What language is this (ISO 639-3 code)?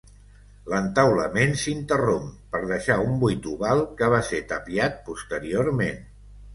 cat